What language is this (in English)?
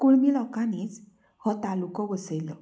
Konkani